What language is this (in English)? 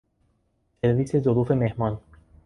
Persian